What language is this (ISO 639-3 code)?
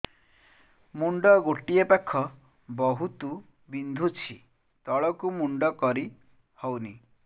ori